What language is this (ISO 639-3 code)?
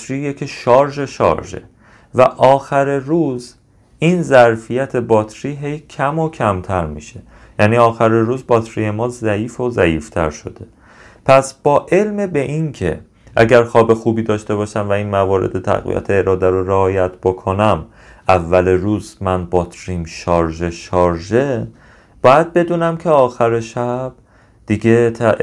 fas